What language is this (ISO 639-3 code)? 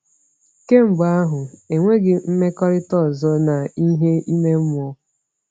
ibo